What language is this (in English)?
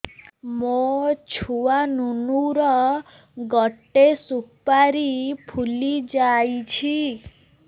Odia